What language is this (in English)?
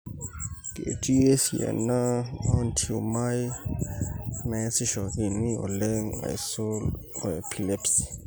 Masai